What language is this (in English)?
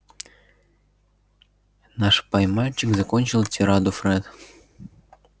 Russian